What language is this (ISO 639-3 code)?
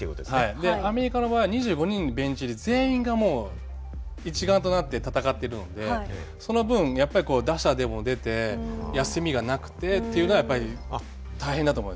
jpn